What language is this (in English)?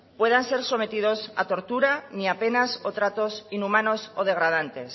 Spanish